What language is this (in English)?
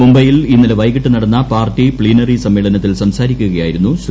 Malayalam